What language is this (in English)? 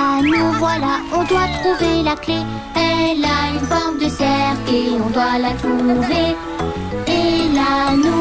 French